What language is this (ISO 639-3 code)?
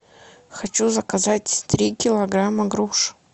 rus